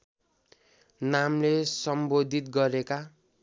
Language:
Nepali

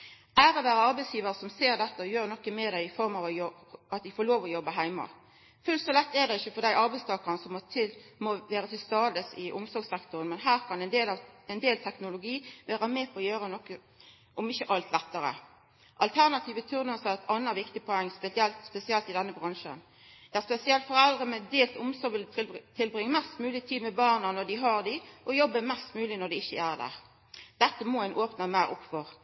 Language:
Norwegian Nynorsk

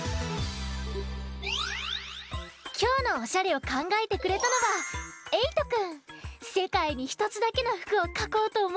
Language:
Japanese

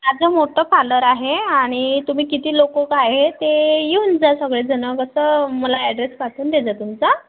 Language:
Marathi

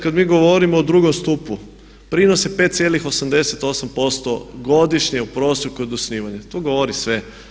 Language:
Croatian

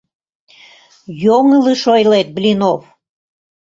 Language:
Mari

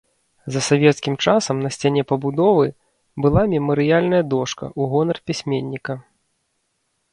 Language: Belarusian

